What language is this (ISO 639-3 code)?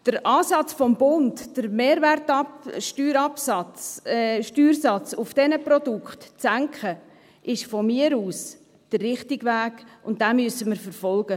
gsw